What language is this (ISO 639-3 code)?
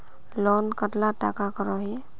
mag